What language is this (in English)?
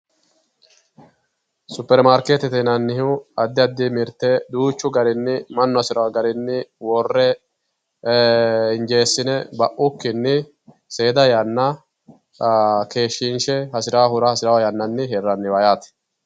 Sidamo